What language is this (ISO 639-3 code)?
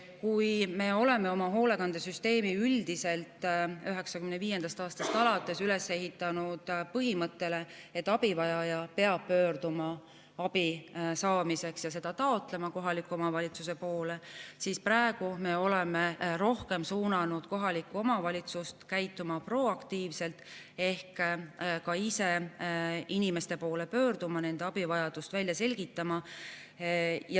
est